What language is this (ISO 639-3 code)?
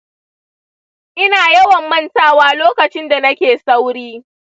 hau